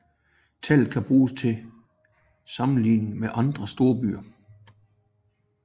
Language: Danish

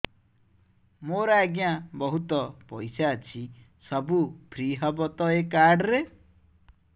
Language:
Odia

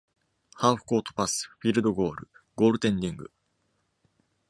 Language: Japanese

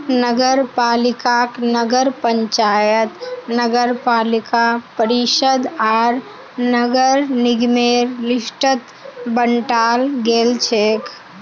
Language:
Magahi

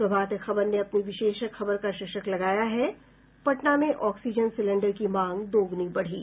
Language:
Hindi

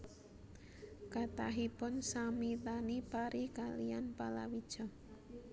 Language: Javanese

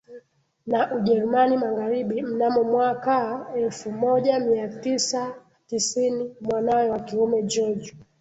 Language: Swahili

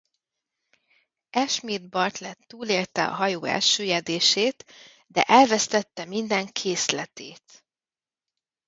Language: Hungarian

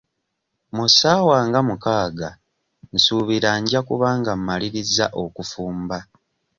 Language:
Ganda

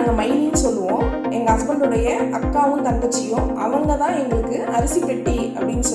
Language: Tamil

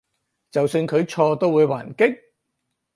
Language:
Cantonese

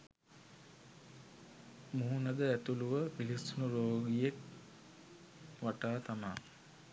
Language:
Sinhala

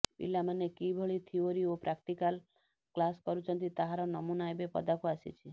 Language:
Odia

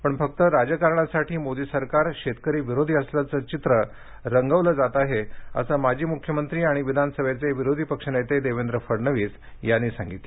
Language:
Marathi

